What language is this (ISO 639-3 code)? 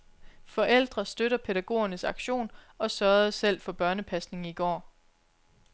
dan